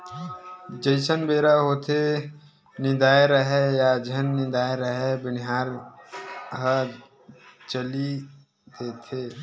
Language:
Chhattisgarhi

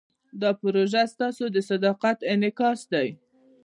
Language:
Pashto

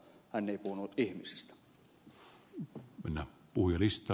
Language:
Finnish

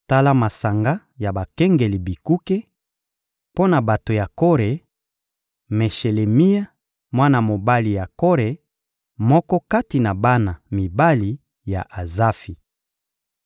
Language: Lingala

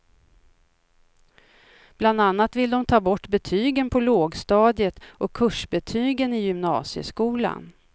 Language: Swedish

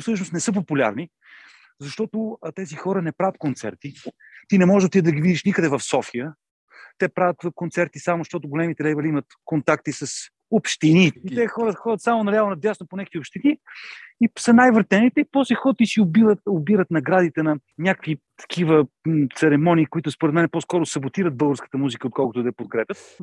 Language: Bulgarian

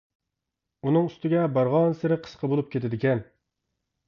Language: Uyghur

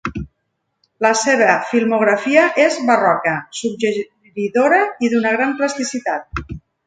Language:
Catalan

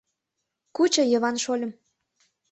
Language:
Mari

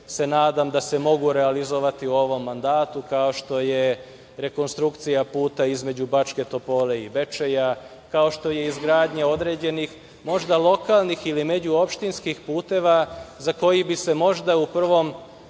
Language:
Serbian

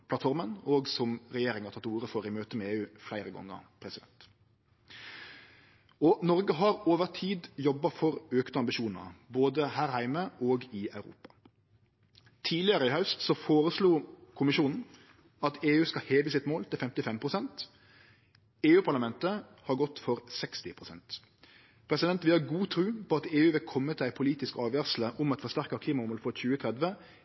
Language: Norwegian Nynorsk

